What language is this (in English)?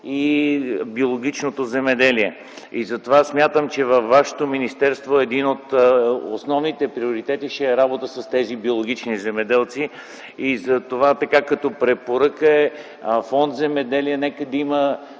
Bulgarian